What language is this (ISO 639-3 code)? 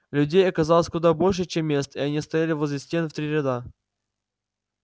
rus